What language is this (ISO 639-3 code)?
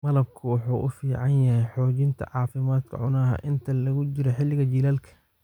som